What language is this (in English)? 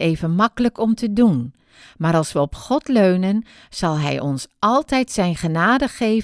Dutch